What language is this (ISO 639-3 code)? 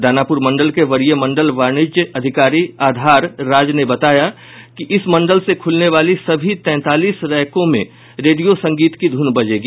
hin